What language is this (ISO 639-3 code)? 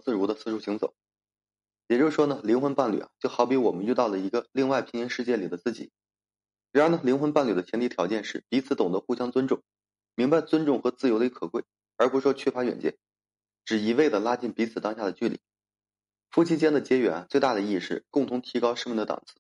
zho